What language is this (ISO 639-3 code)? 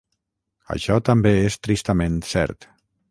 cat